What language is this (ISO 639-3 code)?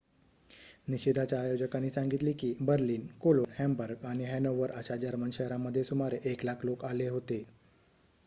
mar